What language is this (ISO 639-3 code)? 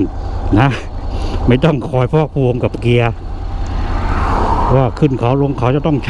tha